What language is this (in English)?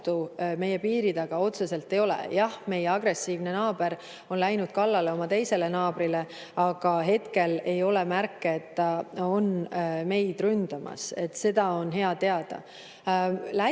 Estonian